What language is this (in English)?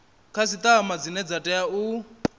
Venda